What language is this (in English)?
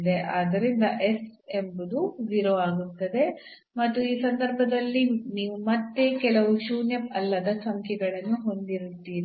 Kannada